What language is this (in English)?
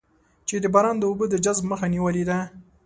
Pashto